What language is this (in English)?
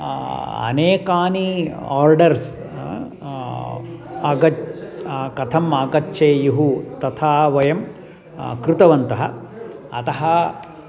Sanskrit